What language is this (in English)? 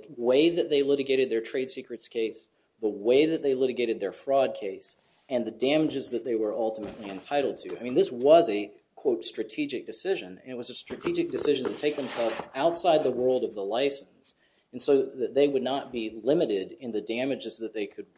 English